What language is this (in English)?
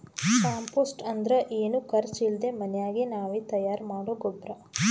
Kannada